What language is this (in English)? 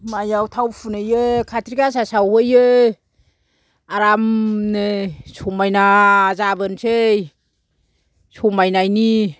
Bodo